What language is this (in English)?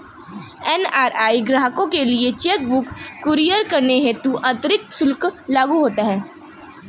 Hindi